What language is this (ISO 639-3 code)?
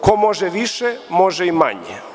srp